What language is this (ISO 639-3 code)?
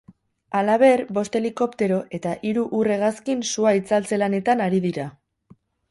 eus